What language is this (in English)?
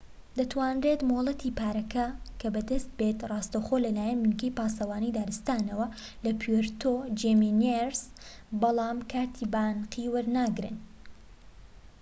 Central Kurdish